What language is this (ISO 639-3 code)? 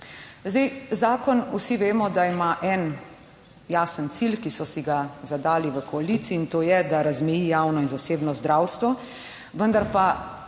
slv